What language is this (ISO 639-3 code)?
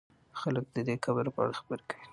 pus